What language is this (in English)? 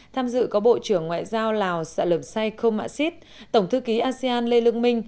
Vietnamese